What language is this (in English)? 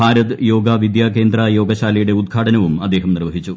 Malayalam